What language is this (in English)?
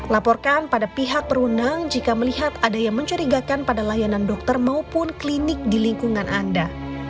Indonesian